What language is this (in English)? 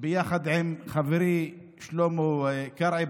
Hebrew